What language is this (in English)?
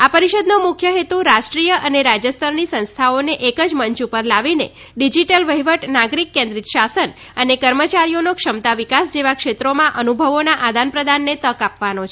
Gujarati